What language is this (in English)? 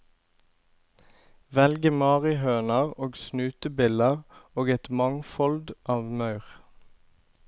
Norwegian